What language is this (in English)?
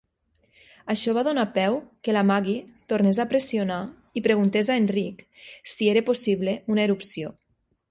Catalan